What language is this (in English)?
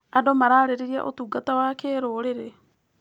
Kikuyu